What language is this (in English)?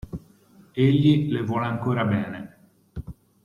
Italian